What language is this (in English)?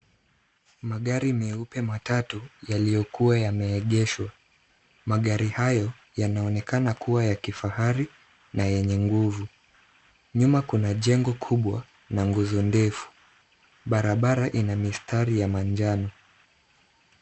Swahili